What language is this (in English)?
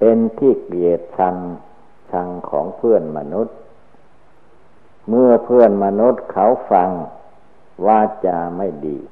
Thai